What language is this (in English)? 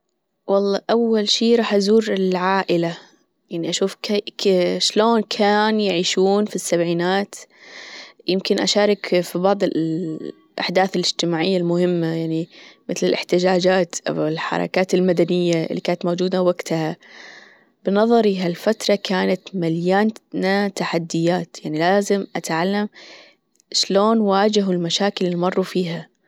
Gulf Arabic